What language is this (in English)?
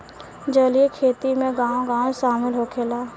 Bhojpuri